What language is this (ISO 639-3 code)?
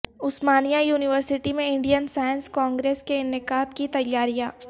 urd